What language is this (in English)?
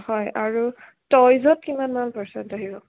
Assamese